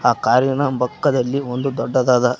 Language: Kannada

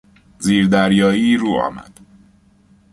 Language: Persian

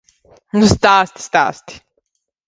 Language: Latvian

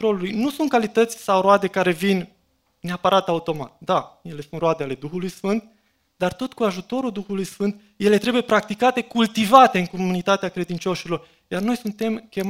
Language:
Romanian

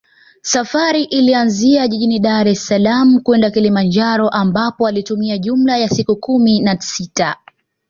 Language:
Swahili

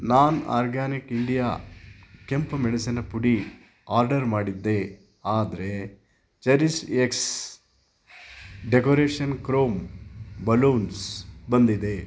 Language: Kannada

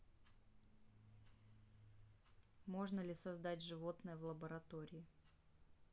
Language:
Russian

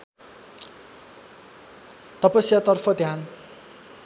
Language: Nepali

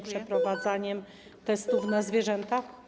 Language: Polish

